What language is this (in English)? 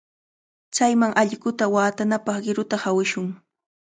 Cajatambo North Lima Quechua